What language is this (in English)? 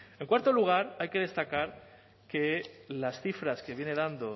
Spanish